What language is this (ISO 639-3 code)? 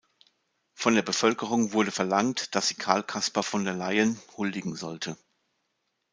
deu